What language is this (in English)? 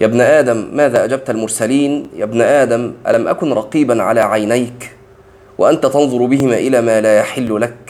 Arabic